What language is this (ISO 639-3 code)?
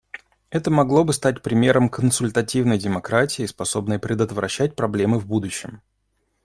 rus